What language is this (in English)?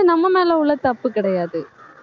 Tamil